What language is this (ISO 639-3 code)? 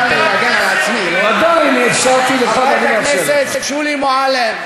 heb